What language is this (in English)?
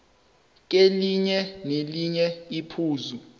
South Ndebele